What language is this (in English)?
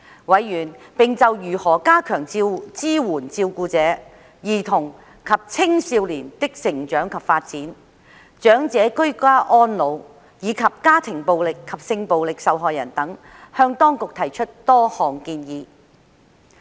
Cantonese